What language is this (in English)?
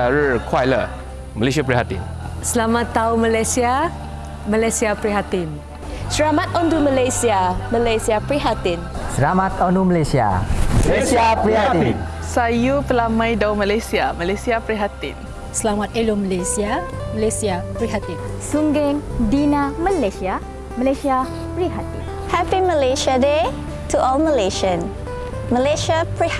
Malay